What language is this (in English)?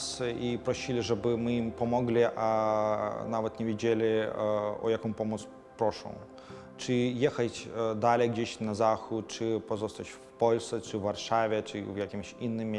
Polish